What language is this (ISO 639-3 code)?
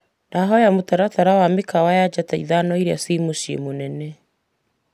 kik